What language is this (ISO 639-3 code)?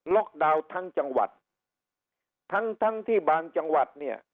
tha